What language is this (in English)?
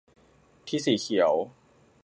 Thai